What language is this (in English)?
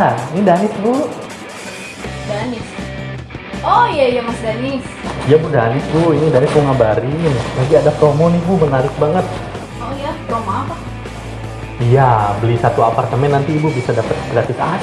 Indonesian